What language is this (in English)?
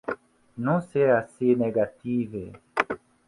Interlingua